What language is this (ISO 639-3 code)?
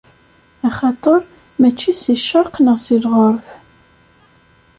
kab